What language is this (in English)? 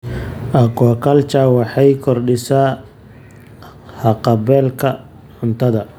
Somali